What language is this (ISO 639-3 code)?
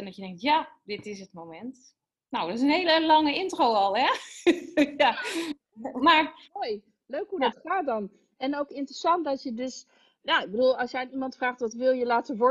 nld